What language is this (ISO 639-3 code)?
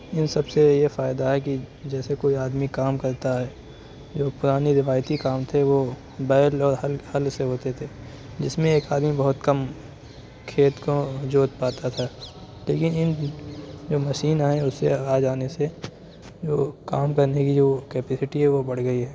urd